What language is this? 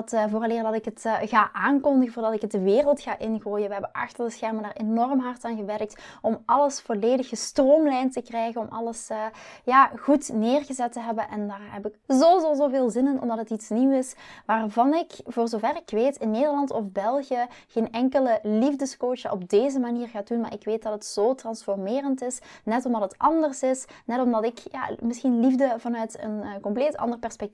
Dutch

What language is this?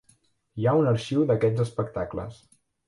Catalan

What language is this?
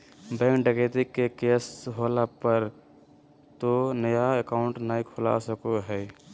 Magahi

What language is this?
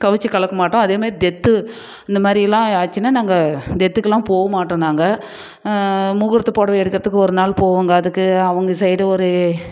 Tamil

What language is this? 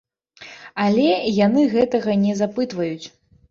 Belarusian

